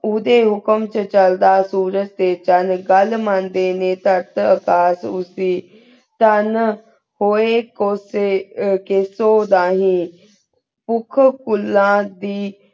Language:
Punjabi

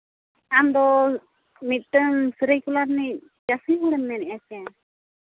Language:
Santali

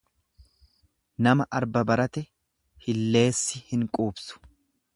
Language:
Oromo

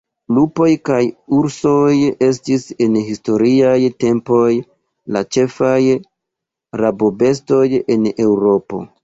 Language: Esperanto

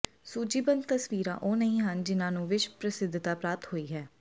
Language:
Punjabi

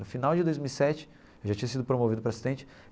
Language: Portuguese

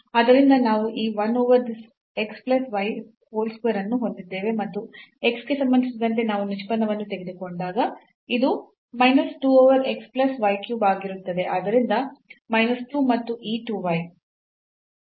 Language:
Kannada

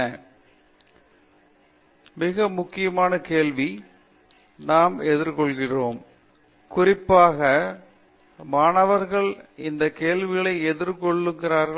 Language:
Tamil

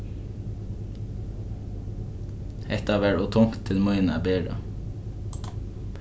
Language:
Faroese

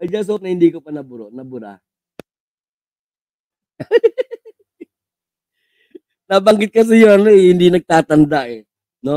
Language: Filipino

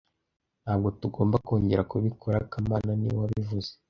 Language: Kinyarwanda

